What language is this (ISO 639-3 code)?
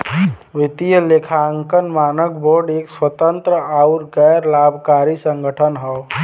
bho